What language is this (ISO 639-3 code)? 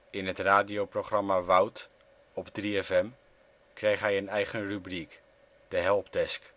nld